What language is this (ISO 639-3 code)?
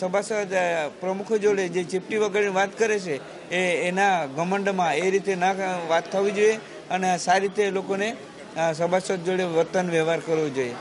hin